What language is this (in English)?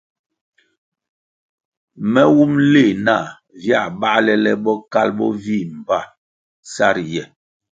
Kwasio